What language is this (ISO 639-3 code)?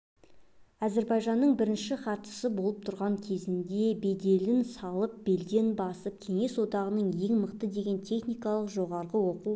kaz